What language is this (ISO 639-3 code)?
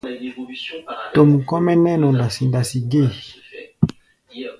gba